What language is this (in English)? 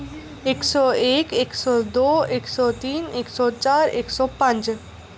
Dogri